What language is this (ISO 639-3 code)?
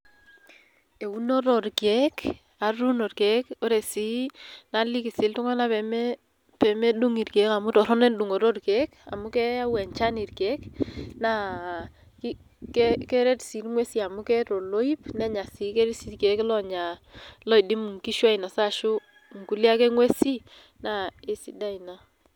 mas